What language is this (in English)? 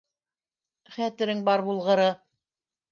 Bashkir